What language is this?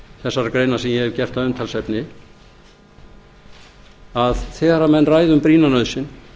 Icelandic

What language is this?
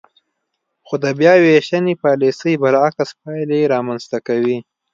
Pashto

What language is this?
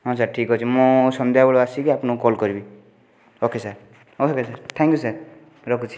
Odia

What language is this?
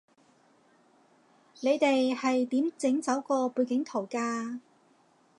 Cantonese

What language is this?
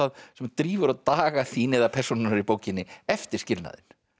Icelandic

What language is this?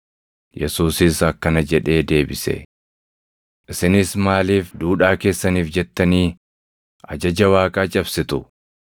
Oromo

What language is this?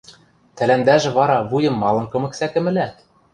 Western Mari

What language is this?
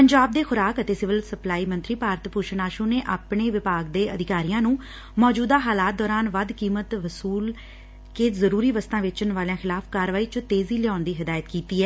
Punjabi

